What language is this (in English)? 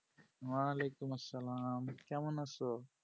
Bangla